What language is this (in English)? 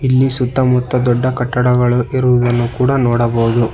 Kannada